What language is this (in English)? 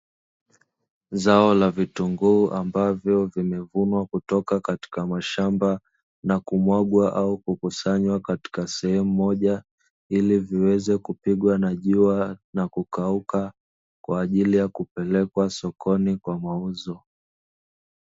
Swahili